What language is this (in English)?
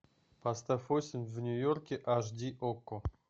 Russian